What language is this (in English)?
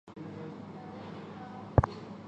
Chinese